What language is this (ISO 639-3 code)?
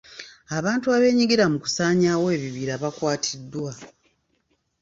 lug